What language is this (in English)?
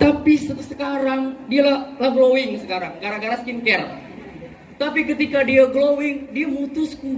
Indonesian